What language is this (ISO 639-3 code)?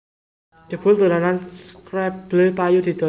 jav